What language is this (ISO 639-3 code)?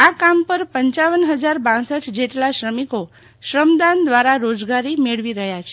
guj